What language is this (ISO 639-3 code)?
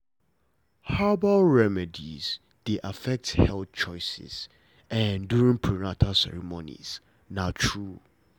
pcm